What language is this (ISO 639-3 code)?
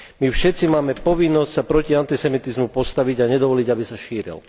slk